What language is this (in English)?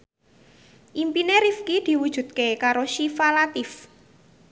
Javanese